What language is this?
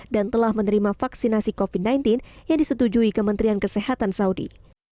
Indonesian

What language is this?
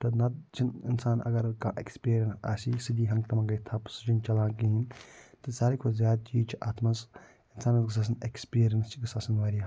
Kashmiri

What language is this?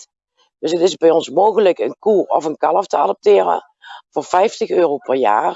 Dutch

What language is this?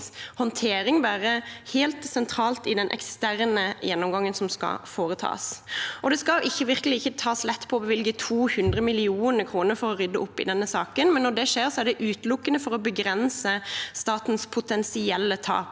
Norwegian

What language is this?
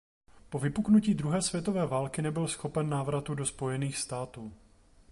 Czech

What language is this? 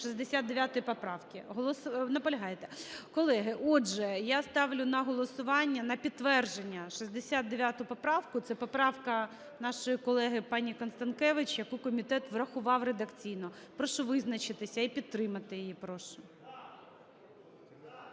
Ukrainian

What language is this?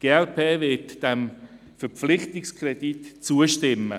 Swiss German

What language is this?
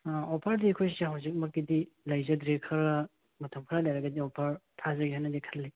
Manipuri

